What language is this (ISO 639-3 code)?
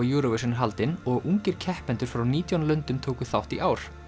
isl